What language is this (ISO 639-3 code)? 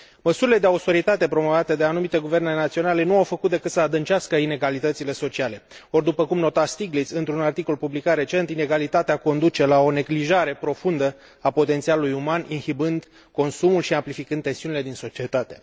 ron